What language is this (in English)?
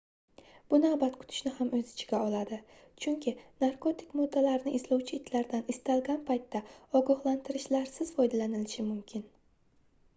Uzbek